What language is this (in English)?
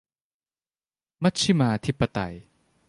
Thai